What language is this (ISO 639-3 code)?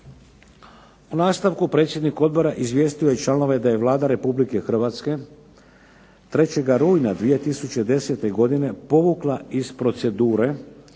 hrv